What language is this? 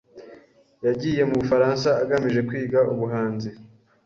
Kinyarwanda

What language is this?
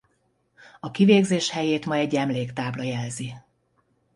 Hungarian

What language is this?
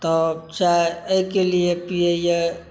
Maithili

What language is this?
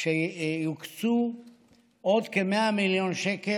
Hebrew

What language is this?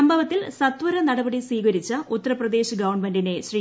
Malayalam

